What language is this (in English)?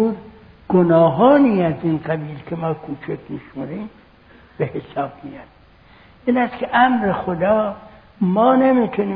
Persian